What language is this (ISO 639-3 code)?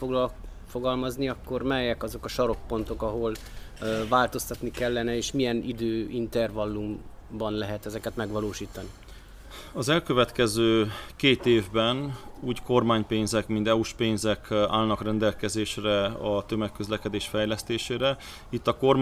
hun